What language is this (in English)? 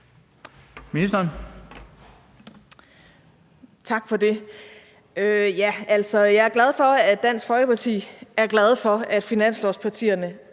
Danish